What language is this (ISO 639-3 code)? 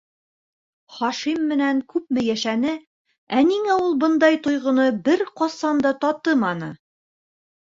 bak